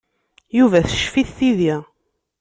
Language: Kabyle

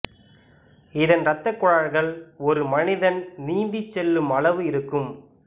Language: Tamil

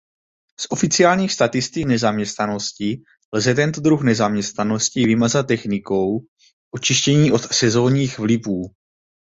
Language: Czech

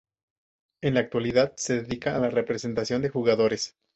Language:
Spanish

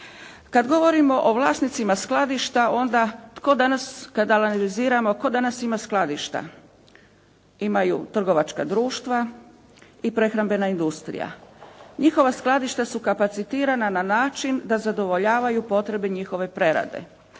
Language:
Croatian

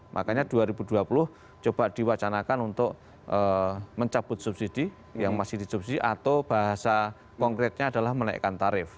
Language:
Indonesian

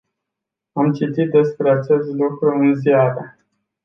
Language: Romanian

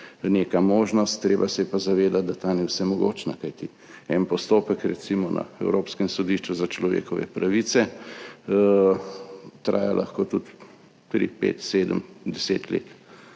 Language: Slovenian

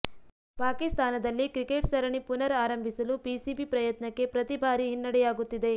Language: Kannada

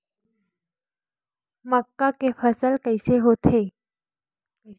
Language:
Chhattisgarhi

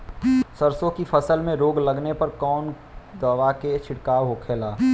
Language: Bhojpuri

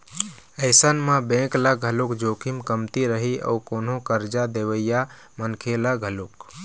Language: Chhattisgarhi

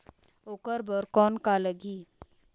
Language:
Chhattisgarhi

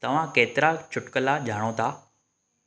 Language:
Sindhi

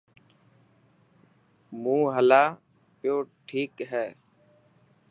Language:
Dhatki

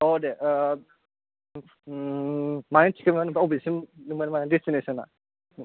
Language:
Bodo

